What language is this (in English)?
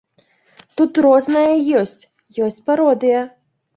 Belarusian